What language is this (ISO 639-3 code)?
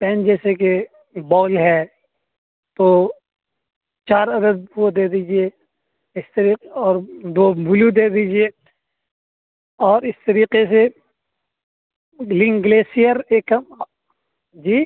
urd